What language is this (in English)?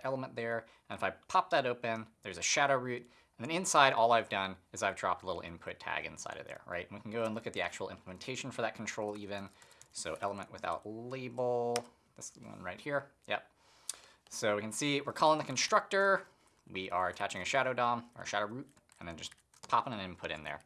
English